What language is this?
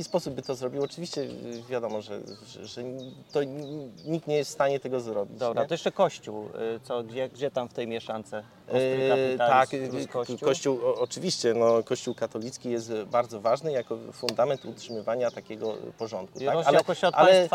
Polish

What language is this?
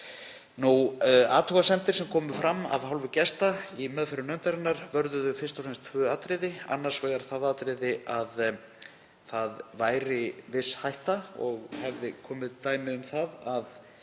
Icelandic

